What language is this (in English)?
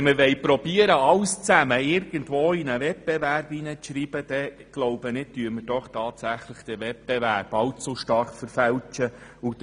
Swiss German